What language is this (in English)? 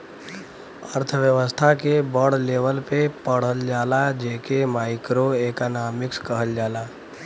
Bhojpuri